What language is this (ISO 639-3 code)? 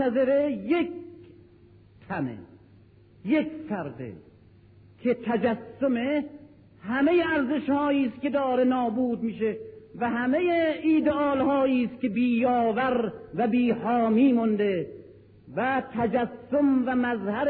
fas